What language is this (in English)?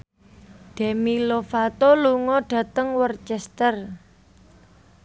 Javanese